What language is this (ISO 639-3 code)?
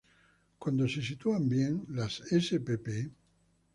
spa